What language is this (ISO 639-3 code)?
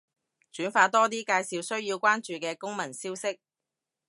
yue